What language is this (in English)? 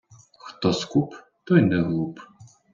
Ukrainian